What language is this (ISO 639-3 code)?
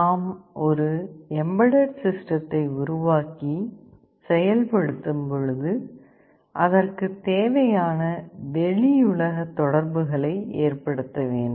tam